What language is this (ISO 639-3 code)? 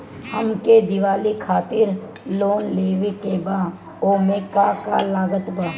bho